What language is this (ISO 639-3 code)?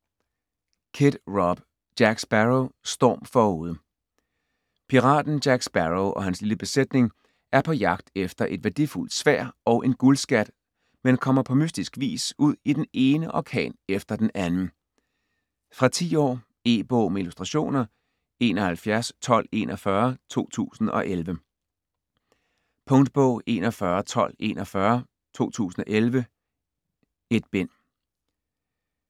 dan